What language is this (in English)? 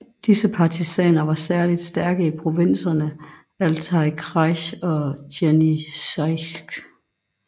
Danish